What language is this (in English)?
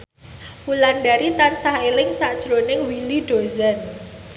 Javanese